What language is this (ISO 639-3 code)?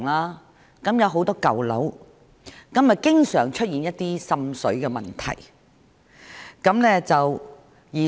yue